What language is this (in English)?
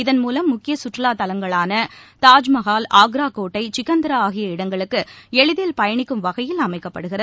Tamil